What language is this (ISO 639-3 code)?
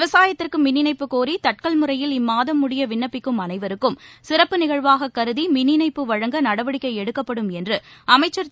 tam